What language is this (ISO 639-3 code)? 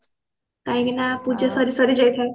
ori